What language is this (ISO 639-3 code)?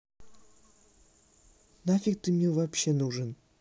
rus